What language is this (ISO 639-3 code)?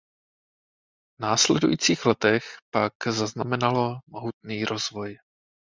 ces